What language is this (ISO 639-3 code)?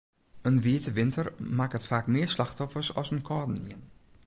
fry